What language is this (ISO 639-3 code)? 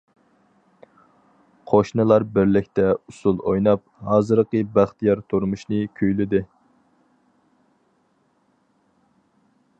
uig